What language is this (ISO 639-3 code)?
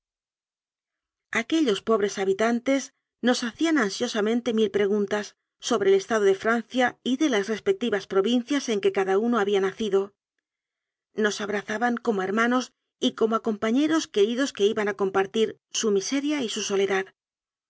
spa